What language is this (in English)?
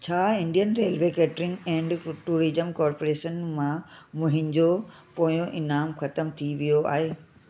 Sindhi